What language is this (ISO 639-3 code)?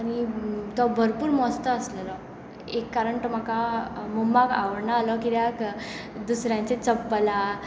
kok